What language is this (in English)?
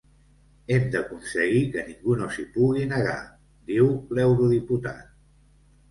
Catalan